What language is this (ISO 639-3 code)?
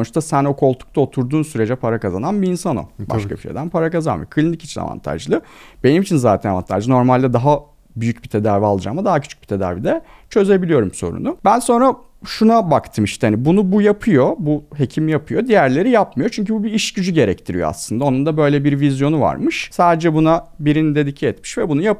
tur